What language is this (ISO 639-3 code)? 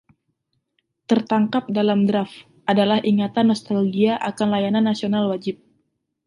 ind